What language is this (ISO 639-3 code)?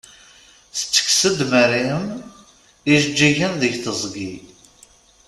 kab